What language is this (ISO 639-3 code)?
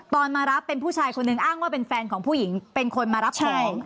tha